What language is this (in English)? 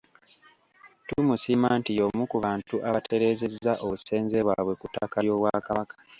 Ganda